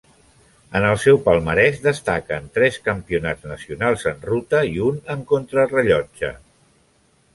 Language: Catalan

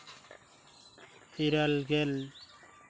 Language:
Santali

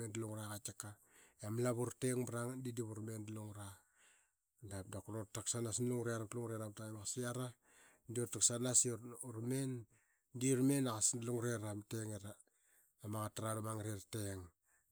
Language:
Qaqet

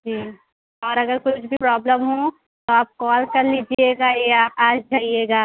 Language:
Urdu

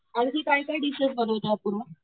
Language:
Marathi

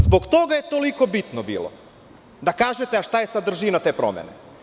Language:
Serbian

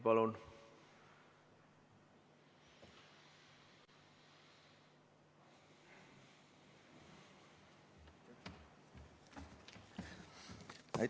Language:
Estonian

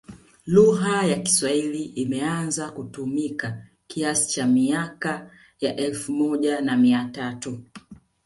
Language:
Swahili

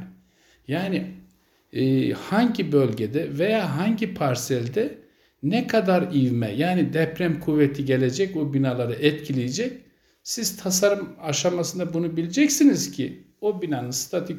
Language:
Turkish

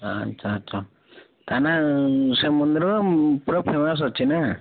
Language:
Odia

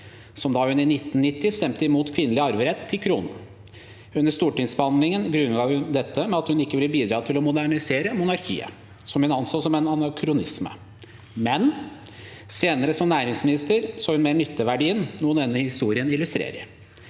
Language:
Norwegian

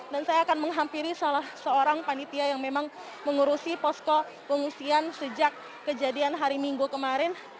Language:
Indonesian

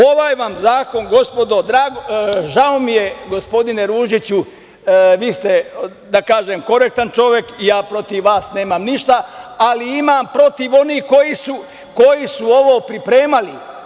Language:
Serbian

